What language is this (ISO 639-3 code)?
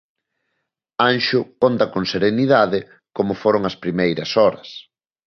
glg